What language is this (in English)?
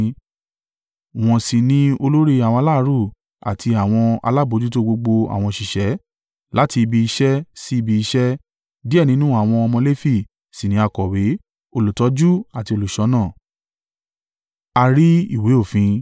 Yoruba